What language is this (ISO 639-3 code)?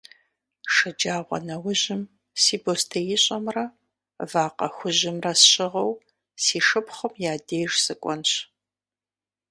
kbd